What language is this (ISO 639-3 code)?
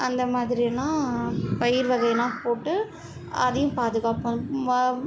tam